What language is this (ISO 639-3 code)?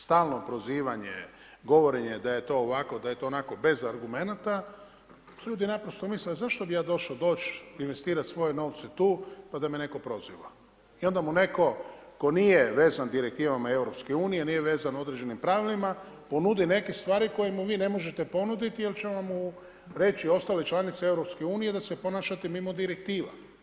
hrv